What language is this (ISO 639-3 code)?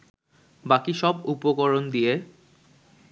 ben